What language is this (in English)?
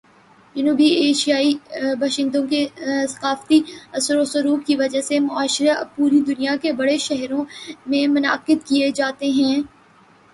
Urdu